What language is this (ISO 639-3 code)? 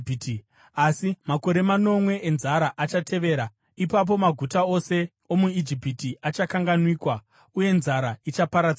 sna